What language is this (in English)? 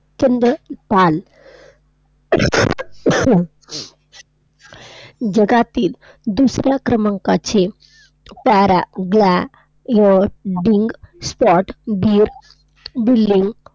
Marathi